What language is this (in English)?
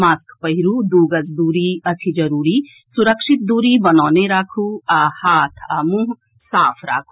Maithili